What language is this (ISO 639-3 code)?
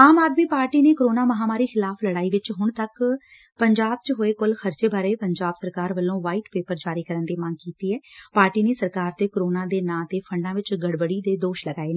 pan